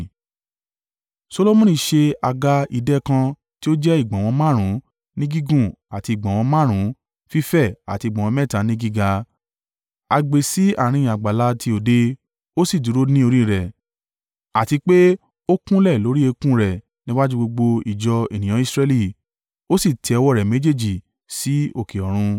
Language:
Yoruba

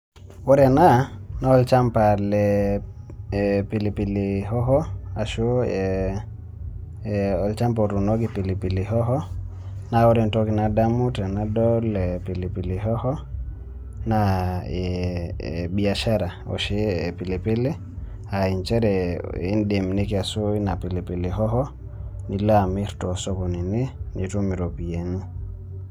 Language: Masai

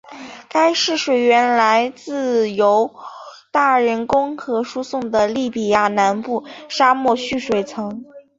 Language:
Chinese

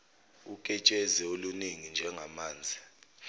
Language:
Zulu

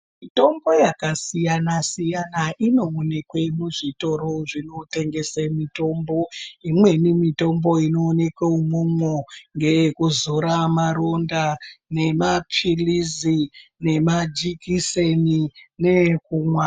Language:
Ndau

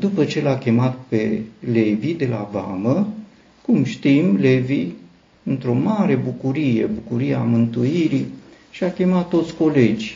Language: Romanian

